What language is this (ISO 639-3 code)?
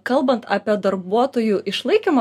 lit